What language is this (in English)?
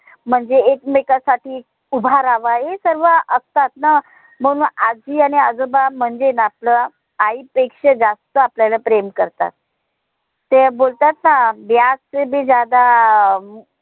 Marathi